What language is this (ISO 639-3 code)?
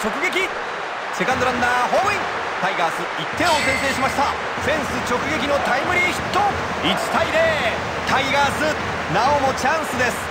jpn